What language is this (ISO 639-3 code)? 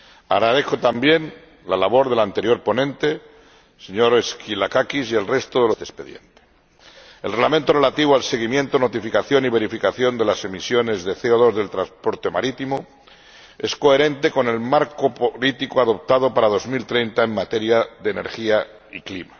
spa